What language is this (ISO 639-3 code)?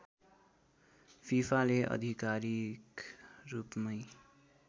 nep